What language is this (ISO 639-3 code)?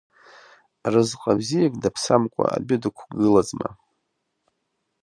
abk